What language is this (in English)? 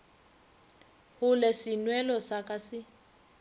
Northern Sotho